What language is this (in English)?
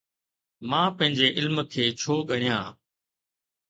Sindhi